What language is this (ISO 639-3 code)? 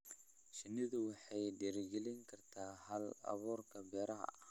som